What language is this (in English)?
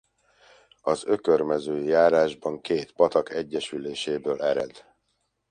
Hungarian